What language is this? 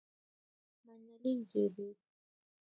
Kalenjin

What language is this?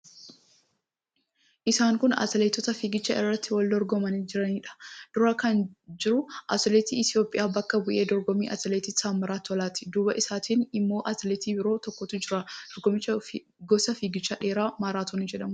Oromo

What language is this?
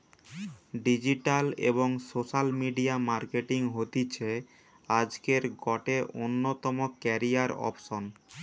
Bangla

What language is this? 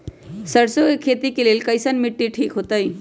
Magahi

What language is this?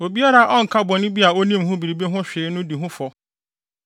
Akan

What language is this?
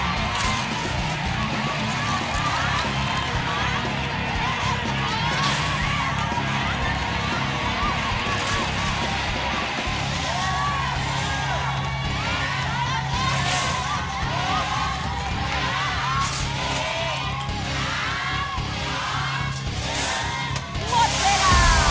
Thai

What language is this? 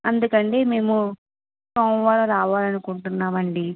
Telugu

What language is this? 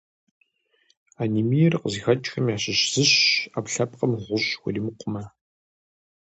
Kabardian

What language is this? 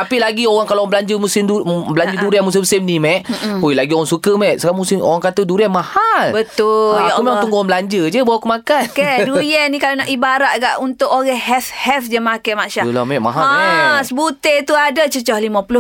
Malay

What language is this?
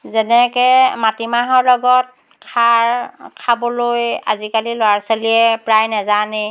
Assamese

